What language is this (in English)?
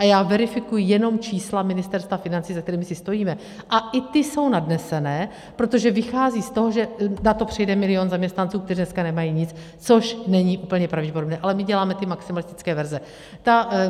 Czech